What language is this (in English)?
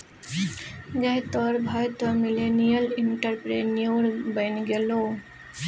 Maithili